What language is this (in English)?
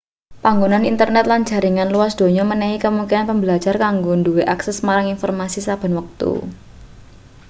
Javanese